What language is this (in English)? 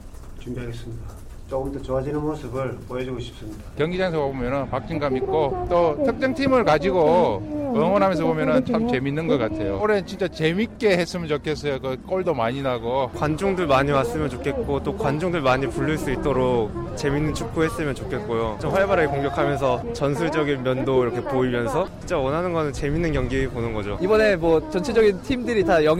Korean